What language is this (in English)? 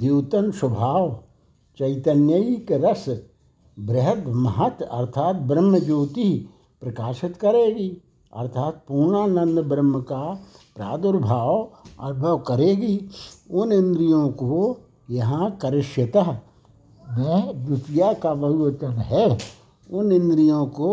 Hindi